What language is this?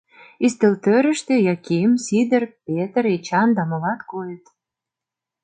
Mari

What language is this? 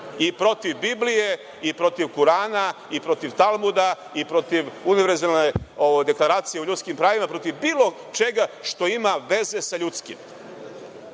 Serbian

